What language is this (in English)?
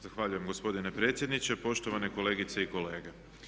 Croatian